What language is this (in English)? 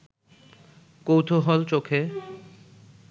Bangla